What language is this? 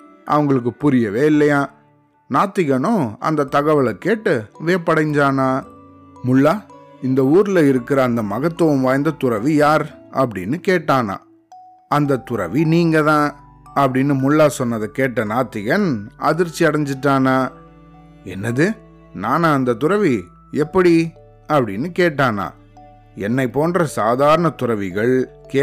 Tamil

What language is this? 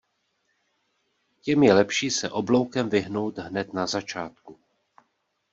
Czech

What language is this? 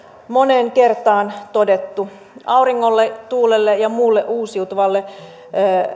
Finnish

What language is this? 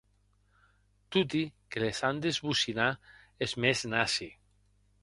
Occitan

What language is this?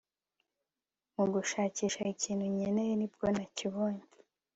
Kinyarwanda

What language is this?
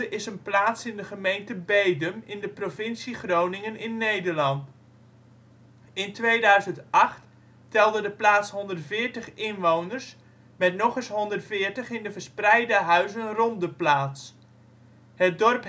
Dutch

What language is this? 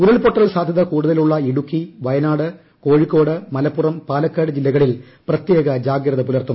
Malayalam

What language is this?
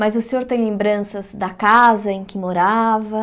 Portuguese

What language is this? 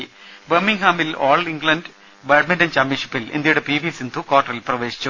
Malayalam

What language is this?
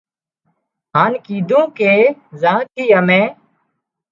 Wadiyara Koli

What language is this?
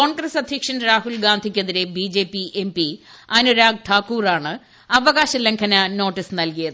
Malayalam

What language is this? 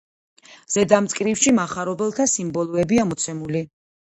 Georgian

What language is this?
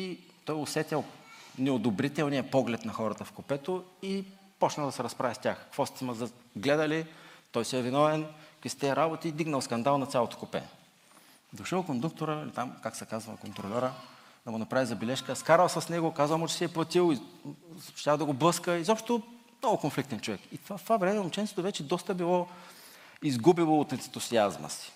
Bulgarian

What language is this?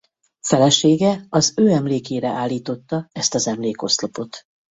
Hungarian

